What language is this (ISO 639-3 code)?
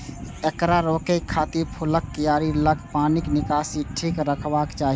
mai